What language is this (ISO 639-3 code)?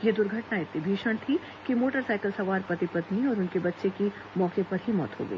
hin